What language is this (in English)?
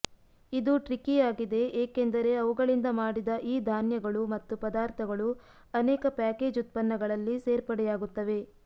Kannada